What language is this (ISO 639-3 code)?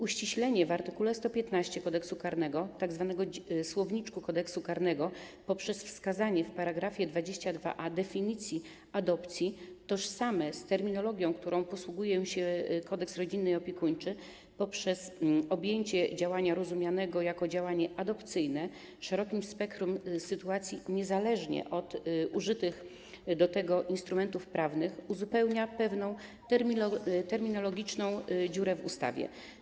pol